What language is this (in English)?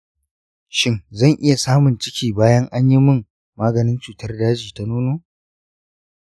Hausa